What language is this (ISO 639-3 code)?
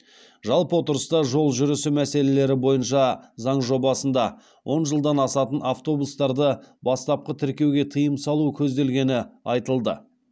kaz